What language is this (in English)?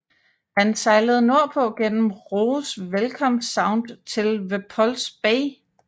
Danish